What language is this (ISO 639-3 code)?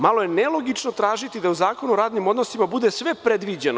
srp